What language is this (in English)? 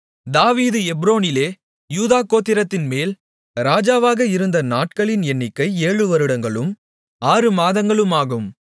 Tamil